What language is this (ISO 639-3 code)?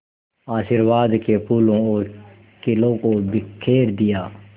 hin